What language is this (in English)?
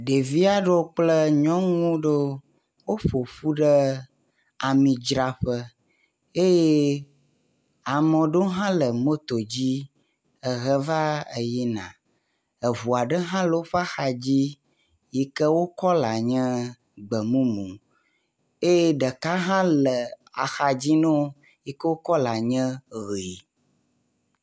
Ewe